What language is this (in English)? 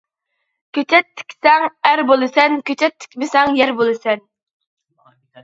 Uyghur